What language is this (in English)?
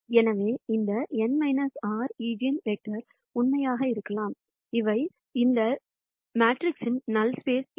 Tamil